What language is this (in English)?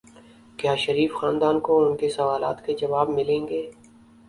Urdu